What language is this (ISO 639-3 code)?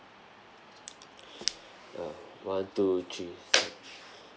eng